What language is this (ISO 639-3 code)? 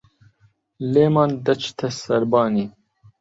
ckb